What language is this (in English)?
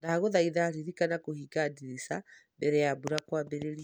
Kikuyu